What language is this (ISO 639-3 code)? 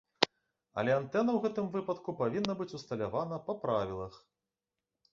bel